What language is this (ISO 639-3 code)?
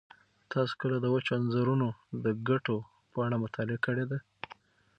pus